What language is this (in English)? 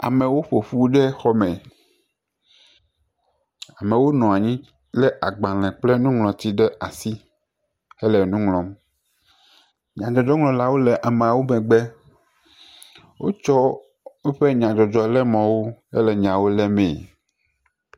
Ewe